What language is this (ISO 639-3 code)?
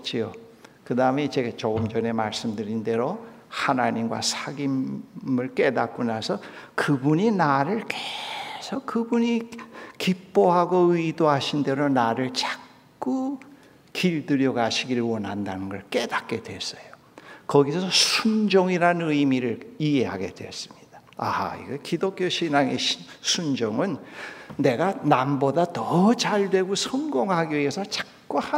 kor